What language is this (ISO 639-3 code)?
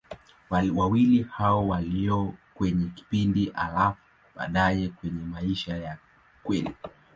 swa